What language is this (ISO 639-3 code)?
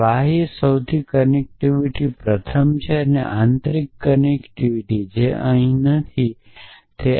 guj